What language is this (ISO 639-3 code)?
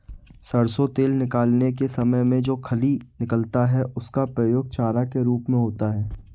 hin